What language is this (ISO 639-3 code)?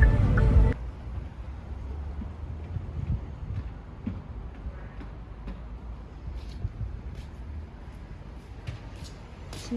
kor